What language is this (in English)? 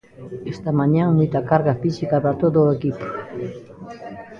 Galician